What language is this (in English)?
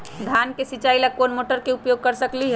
Magahi